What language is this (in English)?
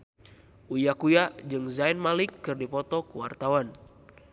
Sundanese